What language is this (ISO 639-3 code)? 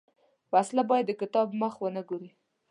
pus